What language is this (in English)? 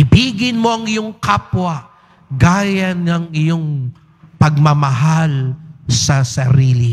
Filipino